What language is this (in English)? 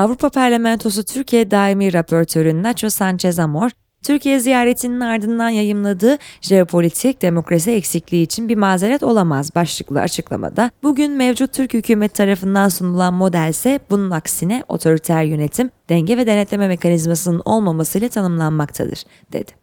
Turkish